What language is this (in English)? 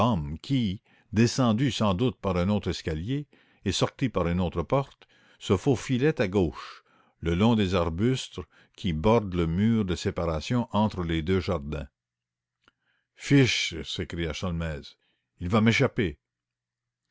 French